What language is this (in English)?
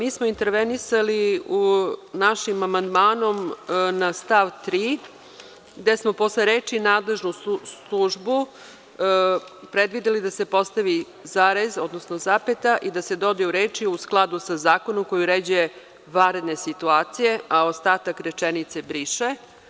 Serbian